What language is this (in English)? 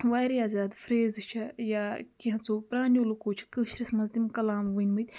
Kashmiri